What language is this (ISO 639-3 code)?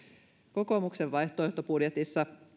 fin